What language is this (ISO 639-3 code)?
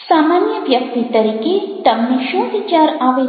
guj